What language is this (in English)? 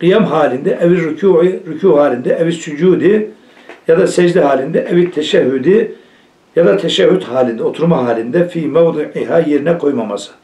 Turkish